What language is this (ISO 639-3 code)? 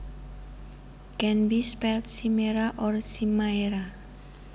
jav